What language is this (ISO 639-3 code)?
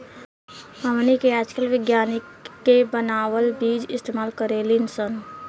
bho